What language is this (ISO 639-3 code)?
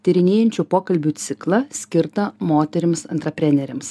lit